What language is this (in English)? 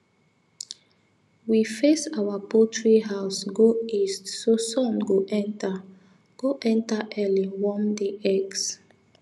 Nigerian Pidgin